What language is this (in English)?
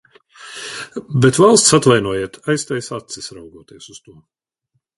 Latvian